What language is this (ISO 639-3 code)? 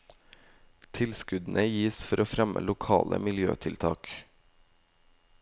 nor